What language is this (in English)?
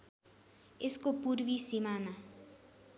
Nepali